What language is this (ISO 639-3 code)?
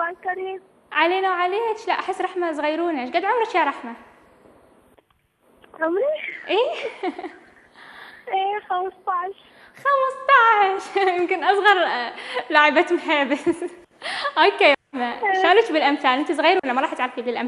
ara